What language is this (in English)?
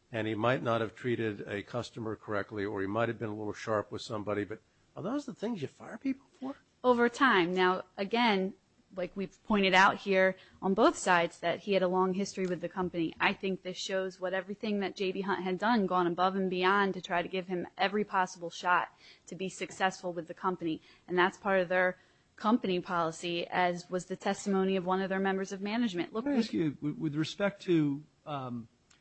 English